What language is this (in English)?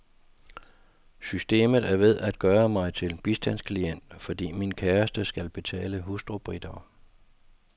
Danish